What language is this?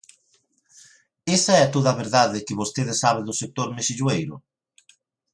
Galician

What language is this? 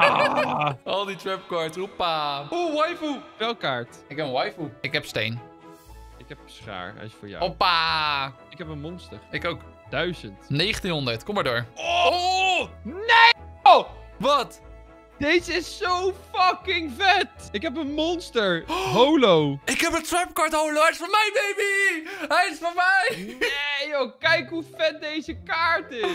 Dutch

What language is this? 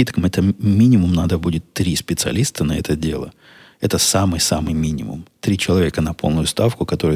Russian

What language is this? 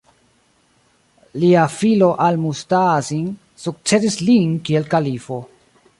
Esperanto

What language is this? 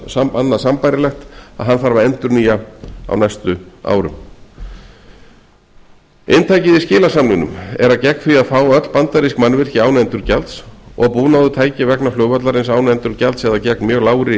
Icelandic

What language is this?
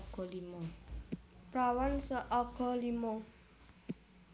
Javanese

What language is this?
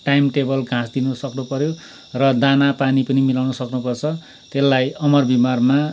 Nepali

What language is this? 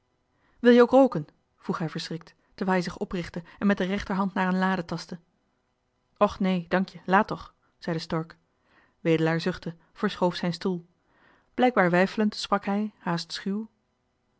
Dutch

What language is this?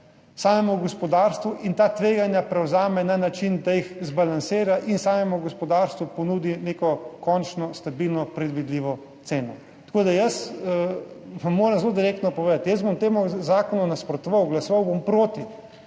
Slovenian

